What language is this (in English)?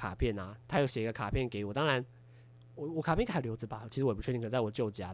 Chinese